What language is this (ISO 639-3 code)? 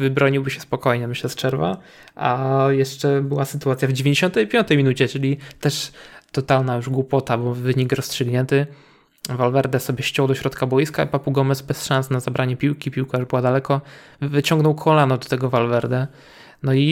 pol